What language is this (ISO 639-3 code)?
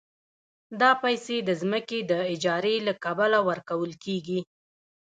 pus